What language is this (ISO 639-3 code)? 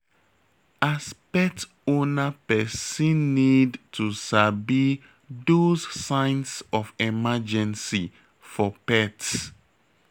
pcm